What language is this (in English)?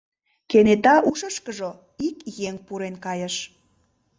Mari